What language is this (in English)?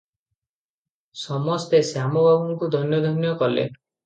Odia